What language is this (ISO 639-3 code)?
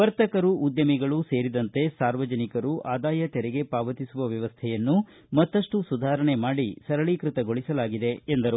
kan